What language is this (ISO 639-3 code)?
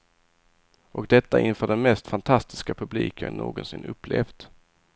swe